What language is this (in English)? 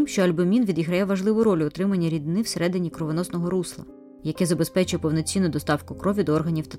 Ukrainian